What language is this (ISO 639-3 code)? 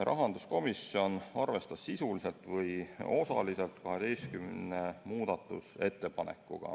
est